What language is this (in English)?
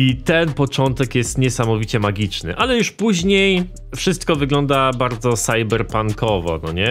Polish